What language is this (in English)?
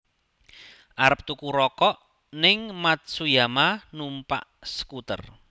Javanese